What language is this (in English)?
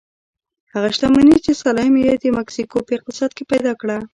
Pashto